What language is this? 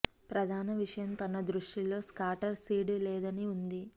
Telugu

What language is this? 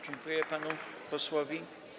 Polish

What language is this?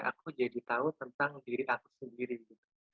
Indonesian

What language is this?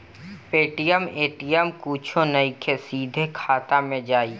Bhojpuri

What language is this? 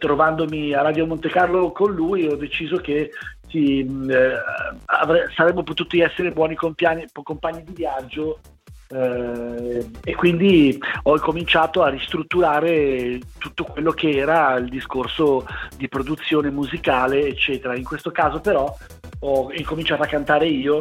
Italian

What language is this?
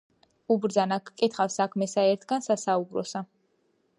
Georgian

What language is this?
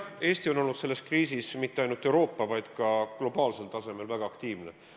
Estonian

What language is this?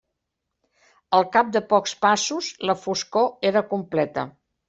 Catalan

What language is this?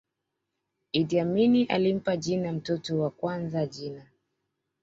Swahili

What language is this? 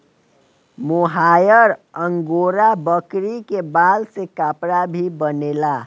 Bhojpuri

